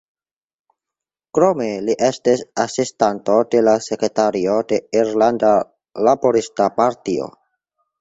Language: Esperanto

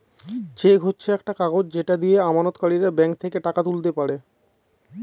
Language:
Bangla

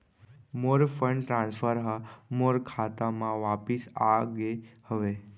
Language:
Chhattisgarhi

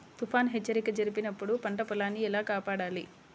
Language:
Telugu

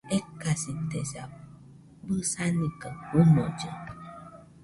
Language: Nüpode Huitoto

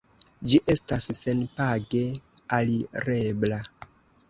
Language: Esperanto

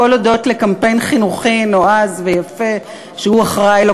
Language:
Hebrew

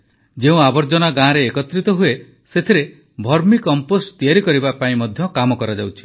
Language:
Odia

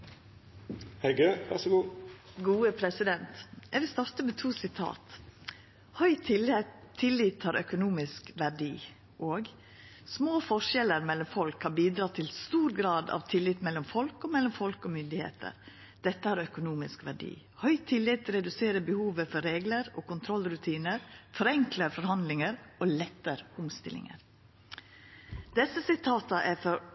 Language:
Norwegian Nynorsk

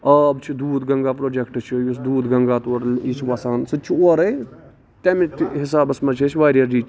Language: Kashmiri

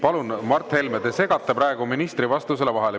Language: Estonian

